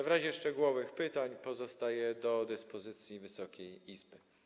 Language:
Polish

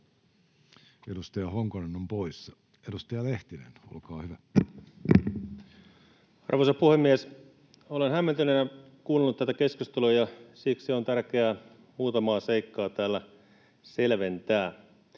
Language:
Finnish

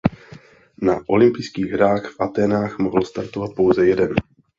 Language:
Czech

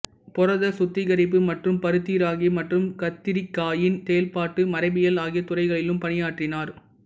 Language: Tamil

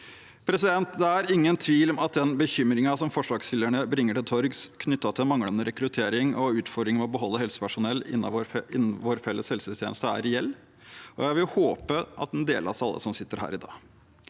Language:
Norwegian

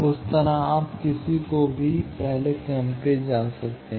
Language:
Hindi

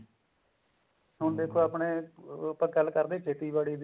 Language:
Punjabi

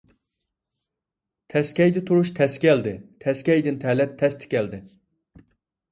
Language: Uyghur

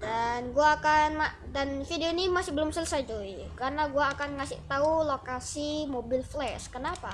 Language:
Indonesian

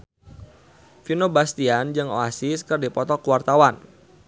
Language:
Sundanese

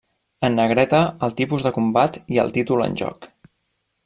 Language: Catalan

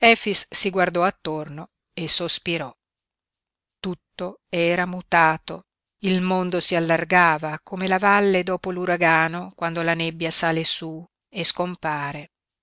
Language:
Italian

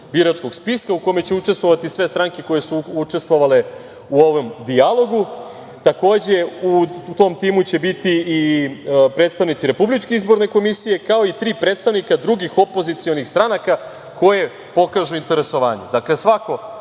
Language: Serbian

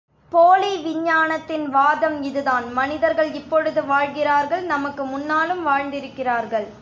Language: Tamil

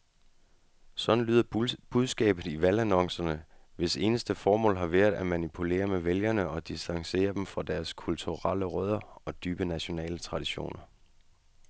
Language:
Danish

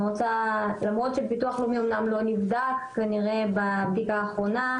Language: Hebrew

